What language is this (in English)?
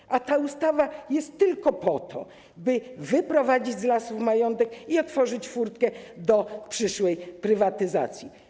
Polish